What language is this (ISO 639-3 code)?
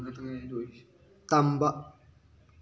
mni